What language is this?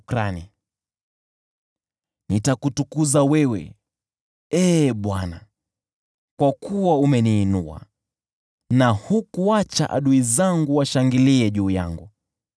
Swahili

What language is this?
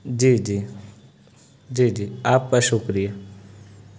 Urdu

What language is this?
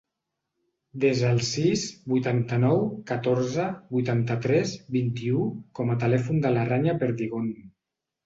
Catalan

